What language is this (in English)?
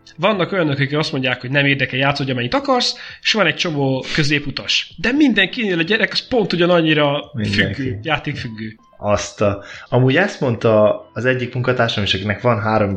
Hungarian